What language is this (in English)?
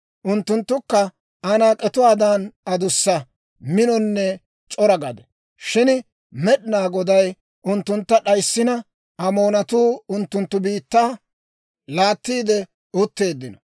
Dawro